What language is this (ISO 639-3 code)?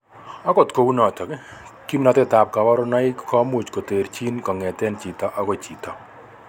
kln